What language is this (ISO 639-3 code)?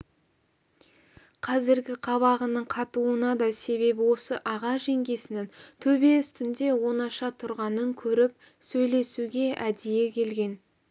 kaz